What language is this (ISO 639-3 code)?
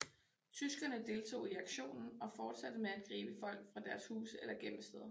dan